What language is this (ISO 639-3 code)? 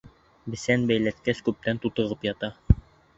bak